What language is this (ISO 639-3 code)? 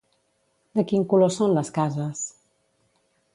cat